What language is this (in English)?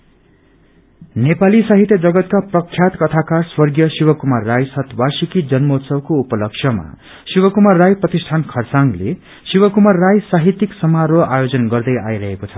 Nepali